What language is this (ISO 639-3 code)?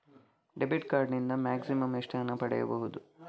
kan